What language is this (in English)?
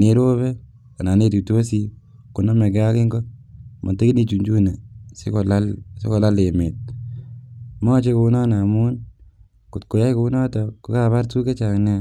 Kalenjin